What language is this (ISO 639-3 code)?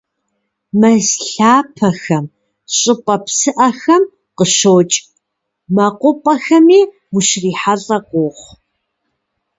kbd